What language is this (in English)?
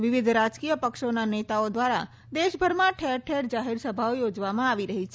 Gujarati